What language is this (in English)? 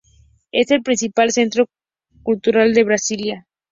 Spanish